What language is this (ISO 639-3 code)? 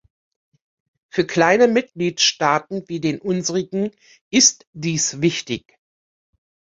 deu